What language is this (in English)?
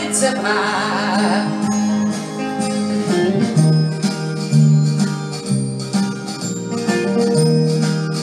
Dutch